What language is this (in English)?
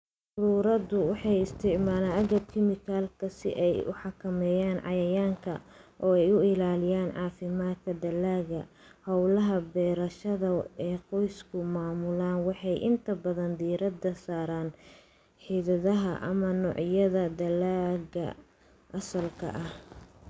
Somali